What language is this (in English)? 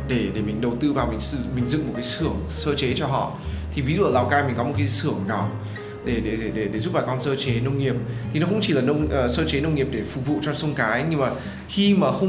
Vietnamese